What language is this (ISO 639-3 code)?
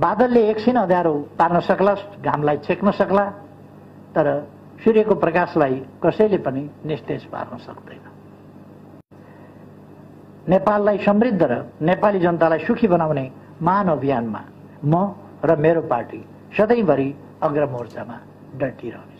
hin